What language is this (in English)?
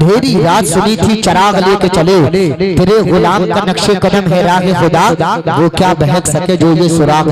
Hindi